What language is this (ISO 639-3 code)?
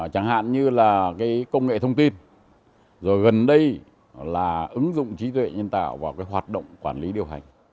vie